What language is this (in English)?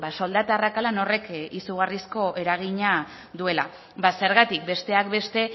Basque